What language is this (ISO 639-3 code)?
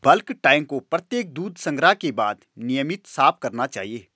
hin